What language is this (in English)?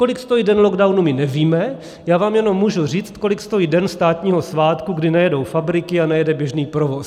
Czech